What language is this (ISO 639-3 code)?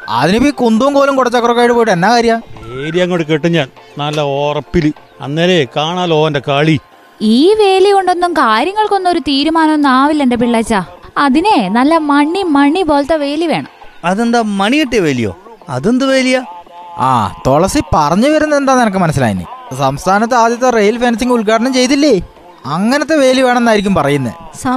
mal